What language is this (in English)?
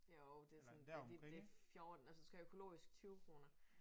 Danish